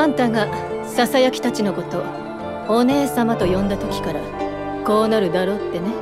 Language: Japanese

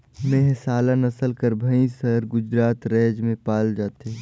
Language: Chhattisgarhi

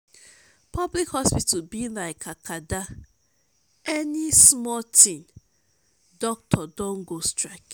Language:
Nigerian Pidgin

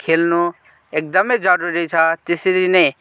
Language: Nepali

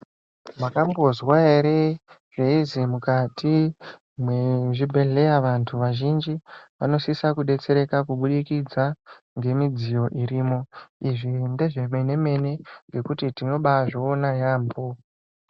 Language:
Ndau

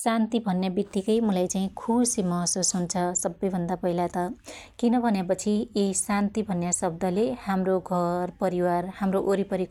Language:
Dotyali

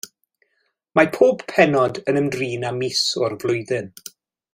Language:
Welsh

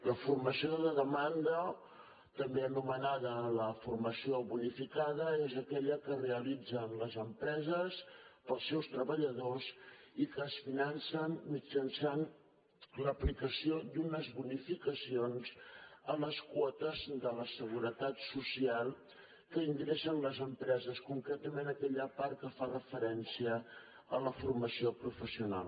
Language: Catalan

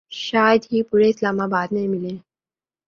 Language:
Urdu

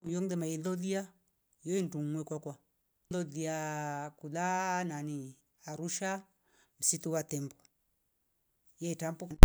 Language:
Rombo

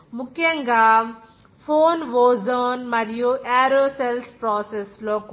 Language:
Telugu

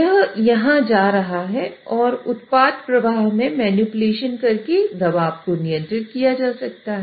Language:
Hindi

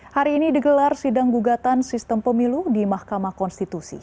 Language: Indonesian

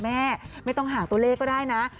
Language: Thai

